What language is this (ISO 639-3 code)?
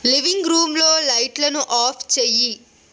tel